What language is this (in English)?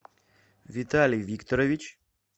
Russian